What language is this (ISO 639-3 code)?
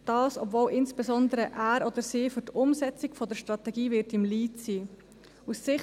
gsw